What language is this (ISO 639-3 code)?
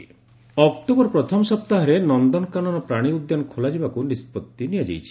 ori